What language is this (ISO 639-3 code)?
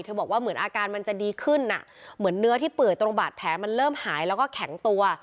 tha